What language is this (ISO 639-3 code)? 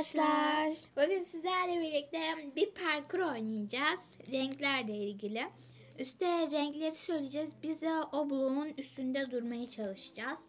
tur